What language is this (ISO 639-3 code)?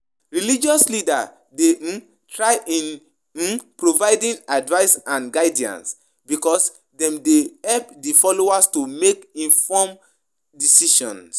pcm